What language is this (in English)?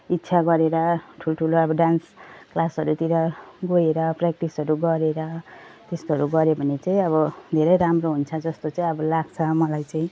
Nepali